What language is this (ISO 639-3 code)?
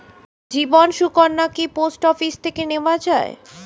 ben